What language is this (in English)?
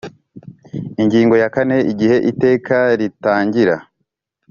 Kinyarwanda